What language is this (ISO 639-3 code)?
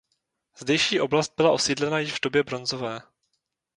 ces